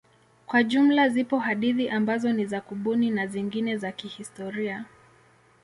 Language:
Swahili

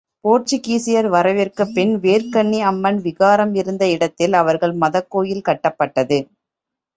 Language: Tamil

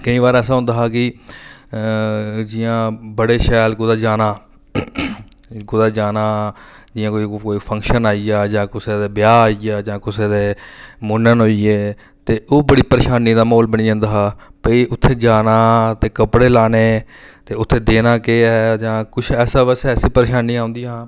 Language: Dogri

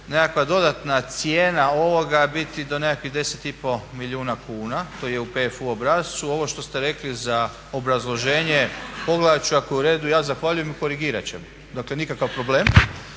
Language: Croatian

